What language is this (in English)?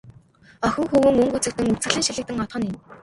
Mongolian